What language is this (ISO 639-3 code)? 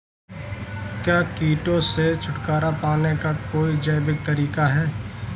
hin